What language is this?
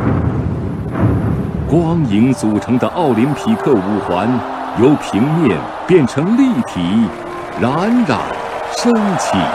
Chinese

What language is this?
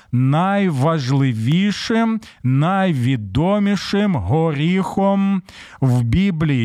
Ukrainian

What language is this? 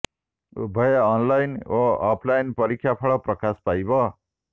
Odia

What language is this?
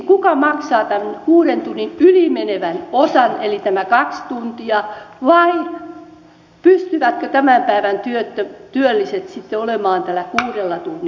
Finnish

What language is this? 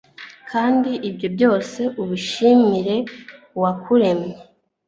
Kinyarwanda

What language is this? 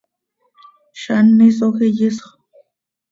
Seri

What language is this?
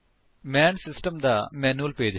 Punjabi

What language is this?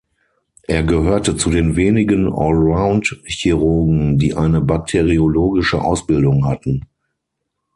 German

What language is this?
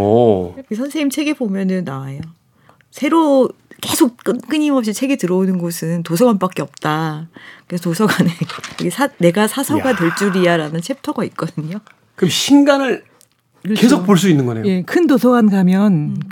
Korean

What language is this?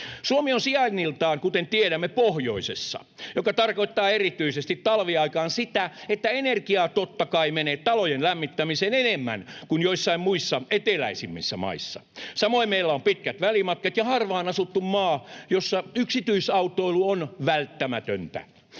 Finnish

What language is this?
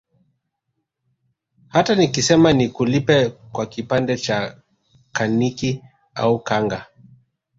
Swahili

